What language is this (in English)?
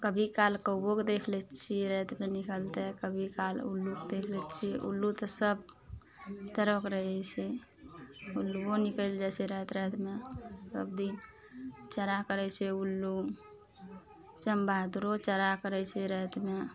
Maithili